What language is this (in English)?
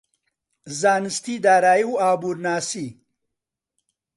Central Kurdish